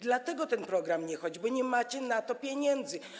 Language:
Polish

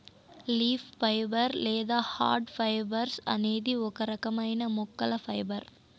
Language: Telugu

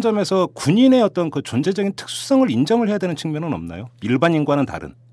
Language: Korean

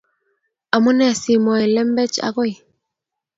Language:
Kalenjin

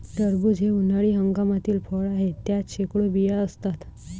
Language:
Marathi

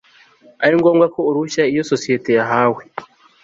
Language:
Kinyarwanda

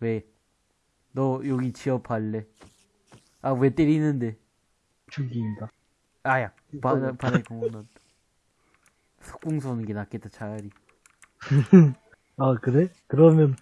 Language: Korean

